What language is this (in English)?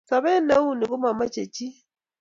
Kalenjin